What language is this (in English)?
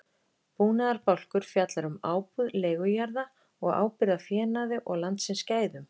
Icelandic